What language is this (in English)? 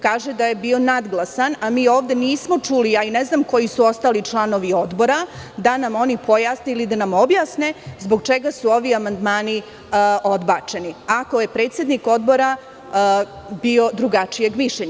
Serbian